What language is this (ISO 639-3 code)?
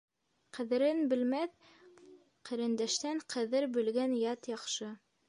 bak